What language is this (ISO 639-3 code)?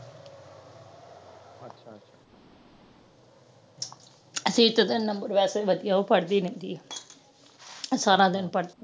pan